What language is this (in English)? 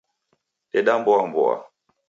Taita